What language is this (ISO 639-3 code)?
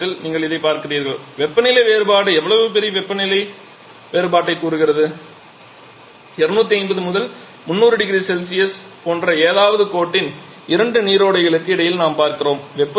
tam